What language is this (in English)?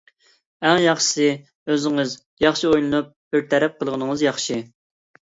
Uyghur